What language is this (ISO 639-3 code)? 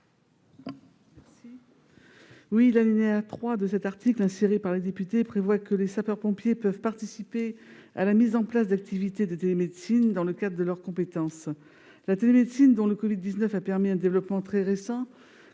fra